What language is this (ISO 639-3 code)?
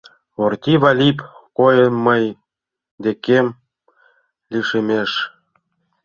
chm